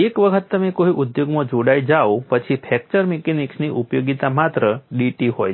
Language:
Gujarati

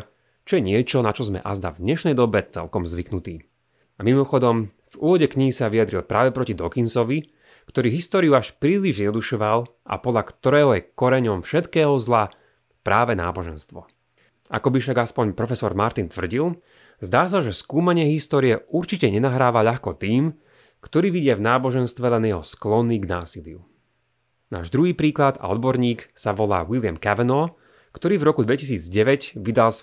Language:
Slovak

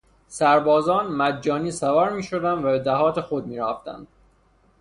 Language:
Persian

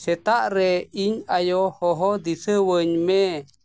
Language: Santali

